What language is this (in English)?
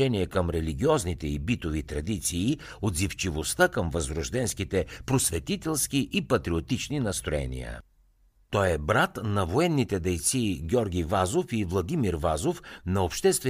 Bulgarian